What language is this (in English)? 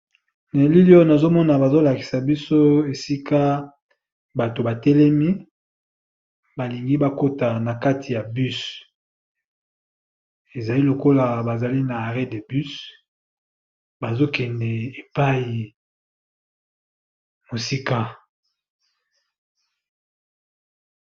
Lingala